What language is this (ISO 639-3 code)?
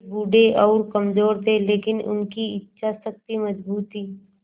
hin